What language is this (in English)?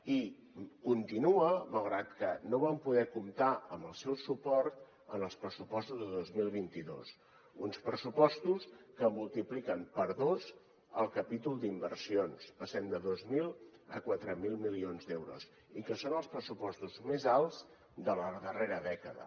Catalan